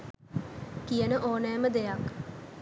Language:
Sinhala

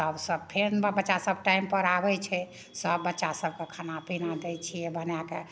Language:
Maithili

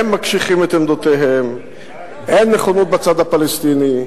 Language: Hebrew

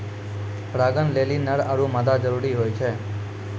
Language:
Maithili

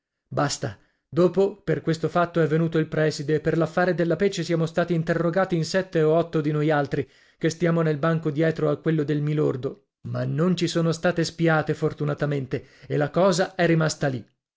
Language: Italian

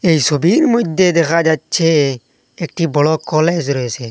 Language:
Bangla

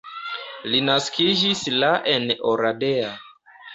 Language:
Esperanto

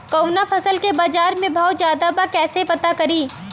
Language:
Bhojpuri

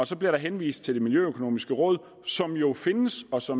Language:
Danish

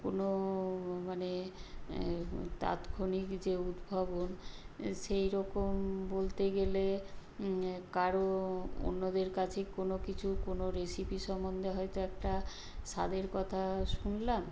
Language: Bangla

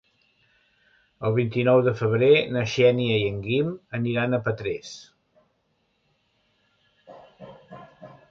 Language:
Catalan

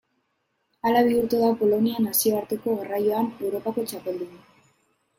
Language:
Basque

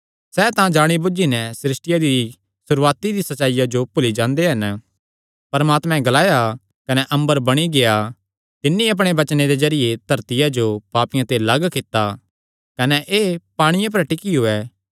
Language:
Kangri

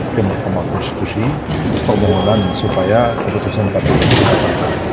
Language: Indonesian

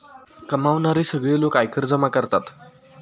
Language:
Marathi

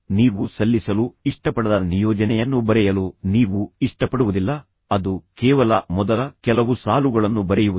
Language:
Kannada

